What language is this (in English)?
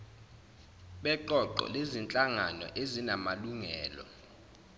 Zulu